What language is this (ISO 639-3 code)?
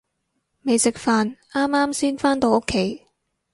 yue